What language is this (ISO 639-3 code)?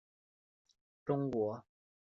zho